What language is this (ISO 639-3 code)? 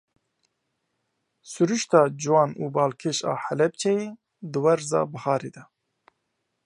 kur